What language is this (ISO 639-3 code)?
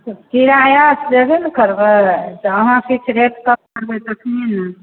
mai